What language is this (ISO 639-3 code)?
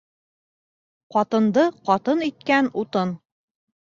bak